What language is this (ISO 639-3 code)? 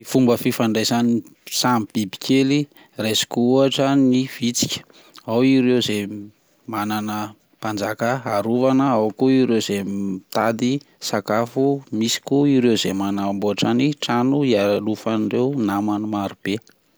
mlg